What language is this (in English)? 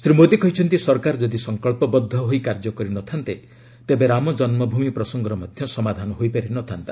Odia